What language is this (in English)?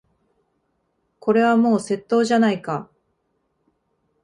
Japanese